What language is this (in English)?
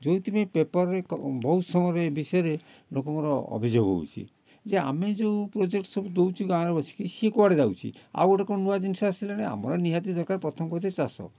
Odia